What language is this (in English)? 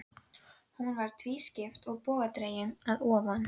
Icelandic